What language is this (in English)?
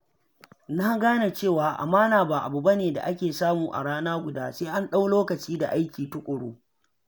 Hausa